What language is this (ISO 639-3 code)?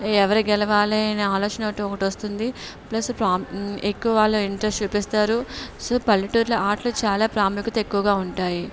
tel